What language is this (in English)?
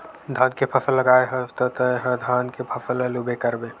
Chhattisgarhi